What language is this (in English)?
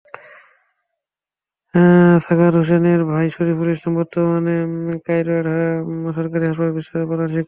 Bangla